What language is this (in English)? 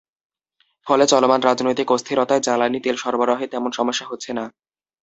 Bangla